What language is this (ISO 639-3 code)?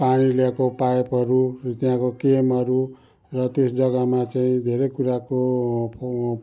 nep